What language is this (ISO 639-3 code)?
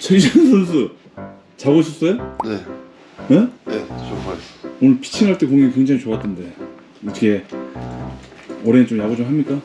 kor